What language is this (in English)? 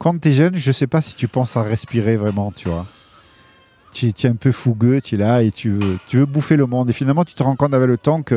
French